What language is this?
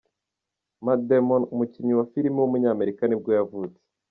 Kinyarwanda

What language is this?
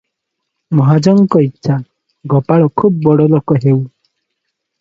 Odia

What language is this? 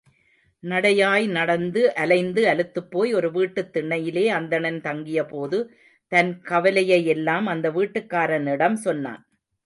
Tamil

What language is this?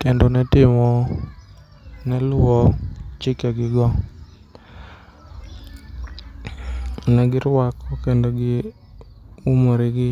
Luo (Kenya and Tanzania)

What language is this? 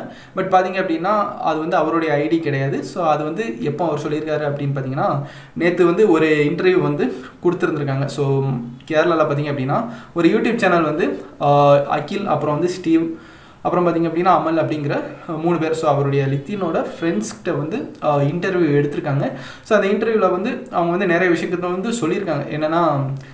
Vietnamese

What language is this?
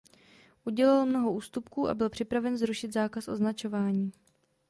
Czech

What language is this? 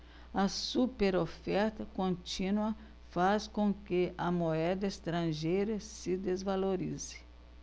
Portuguese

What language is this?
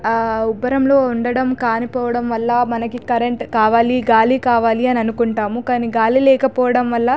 Telugu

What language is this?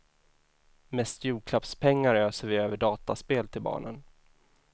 Swedish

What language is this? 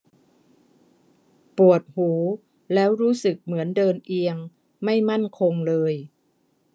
Thai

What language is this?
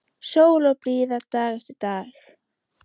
Icelandic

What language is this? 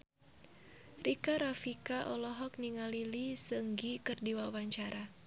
Sundanese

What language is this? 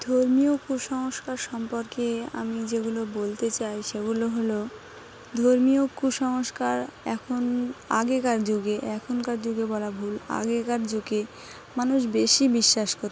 Bangla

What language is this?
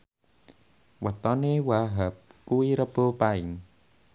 Javanese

